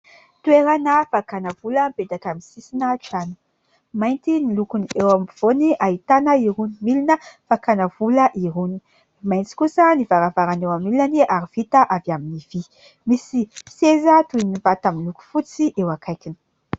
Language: Malagasy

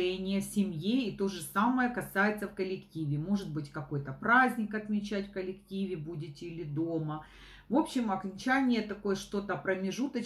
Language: Russian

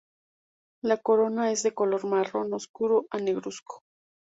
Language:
Spanish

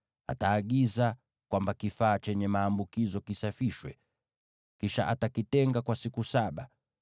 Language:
Swahili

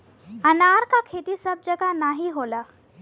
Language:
Bhojpuri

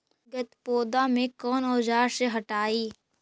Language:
Magahi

